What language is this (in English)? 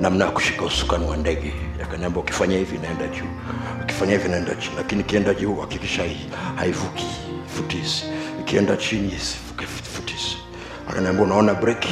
Swahili